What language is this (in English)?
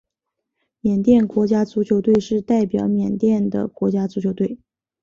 Chinese